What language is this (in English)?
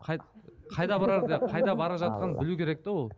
Kazakh